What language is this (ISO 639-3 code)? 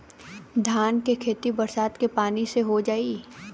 bho